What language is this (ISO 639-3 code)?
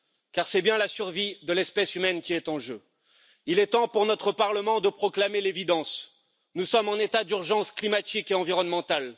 fra